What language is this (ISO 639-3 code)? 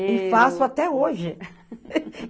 por